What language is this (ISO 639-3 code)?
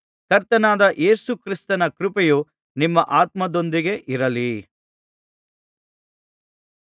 kan